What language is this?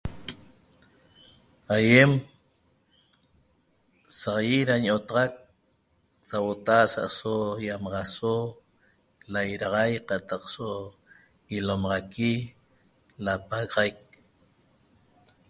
Toba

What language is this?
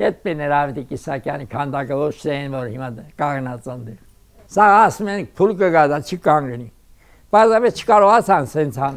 Turkish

